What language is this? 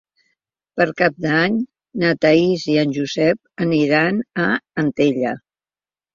Catalan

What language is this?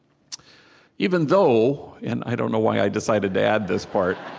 English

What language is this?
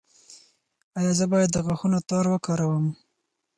Pashto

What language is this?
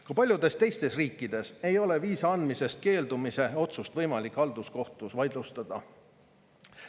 Estonian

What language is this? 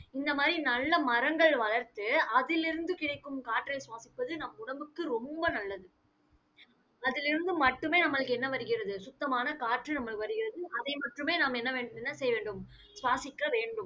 Tamil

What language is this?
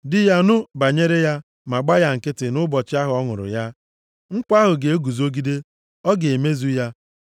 Igbo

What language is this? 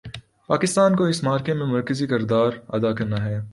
Urdu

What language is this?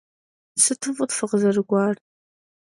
Kabardian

